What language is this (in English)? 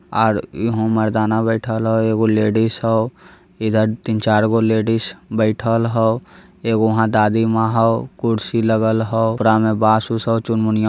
Magahi